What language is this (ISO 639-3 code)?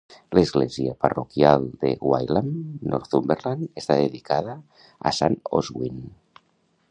cat